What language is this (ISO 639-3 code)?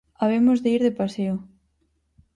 glg